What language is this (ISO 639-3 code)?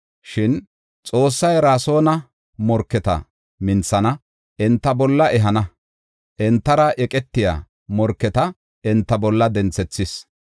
gof